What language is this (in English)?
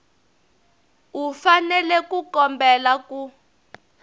Tsonga